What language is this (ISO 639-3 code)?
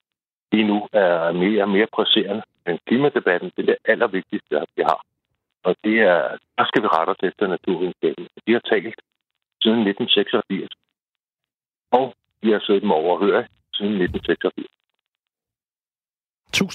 dan